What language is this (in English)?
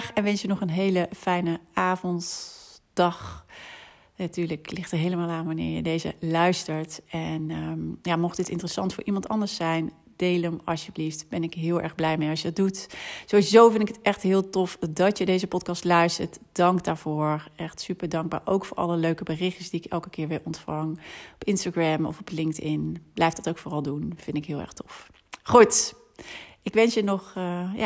Dutch